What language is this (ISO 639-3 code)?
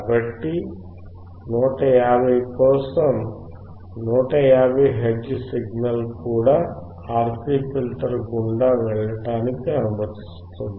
tel